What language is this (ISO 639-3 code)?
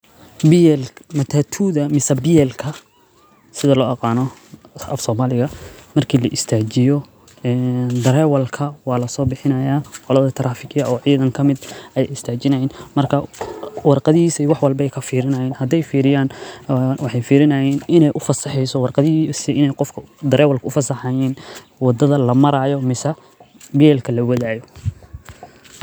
som